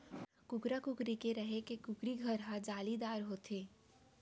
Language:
Chhattisgarhi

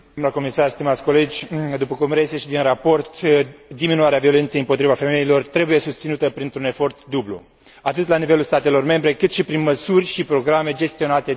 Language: Romanian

